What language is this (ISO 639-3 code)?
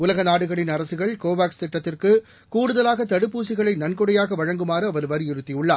tam